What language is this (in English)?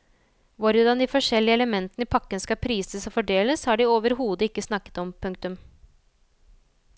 Norwegian